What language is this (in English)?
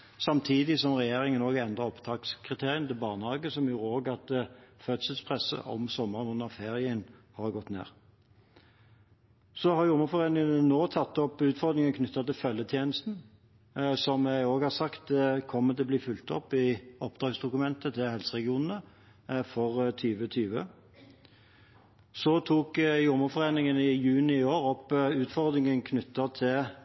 Norwegian Bokmål